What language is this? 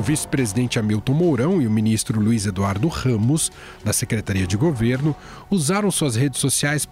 Portuguese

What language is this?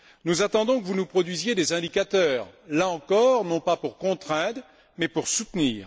French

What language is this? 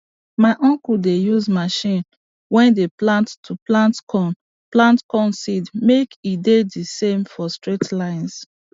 Nigerian Pidgin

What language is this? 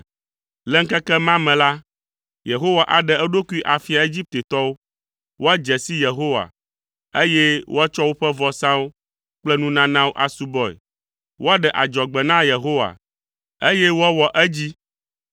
Ewe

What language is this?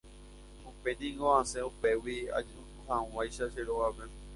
Guarani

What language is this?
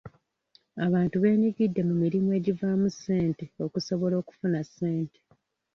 Ganda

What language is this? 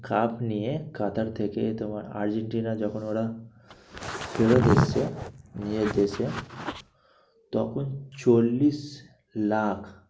Bangla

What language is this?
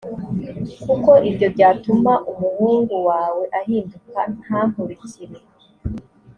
Kinyarwanda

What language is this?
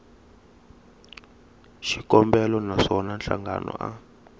Tsonga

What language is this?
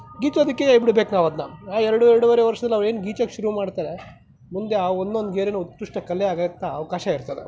Kannada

